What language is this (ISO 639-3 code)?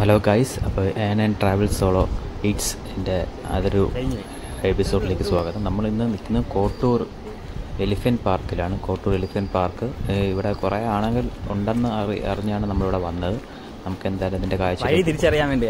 mal